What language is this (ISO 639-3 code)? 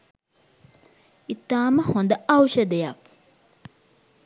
sin